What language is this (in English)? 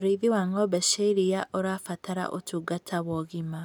Kikuyu